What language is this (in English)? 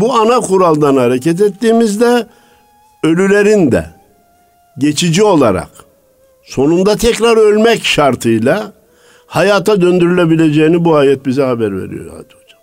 Turkish